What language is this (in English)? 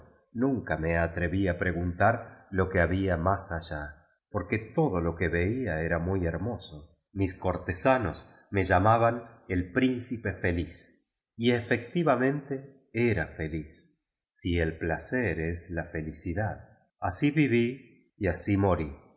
Spanish